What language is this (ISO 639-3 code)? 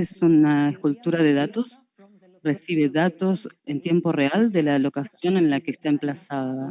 spa